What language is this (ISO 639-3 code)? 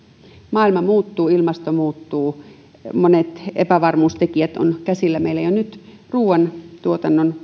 fin